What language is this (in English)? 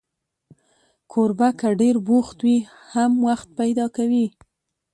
Pashto